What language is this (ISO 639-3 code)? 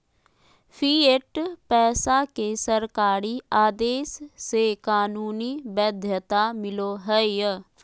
mag